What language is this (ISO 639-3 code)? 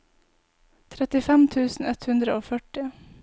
nor